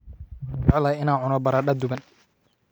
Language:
Somali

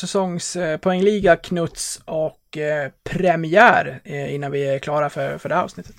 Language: Swedish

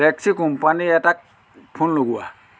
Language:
Assamese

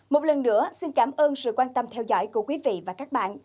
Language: Vietnamese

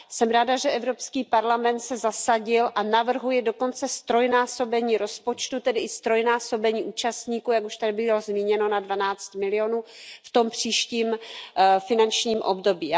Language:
Czech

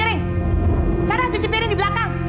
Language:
Indonesian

